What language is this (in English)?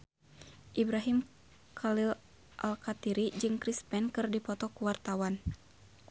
Sundanese